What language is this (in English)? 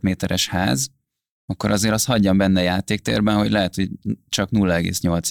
Hungarian